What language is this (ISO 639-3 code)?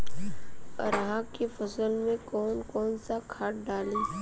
bho